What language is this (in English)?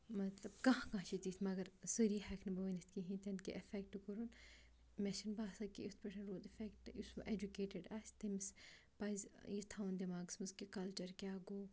Kashmiri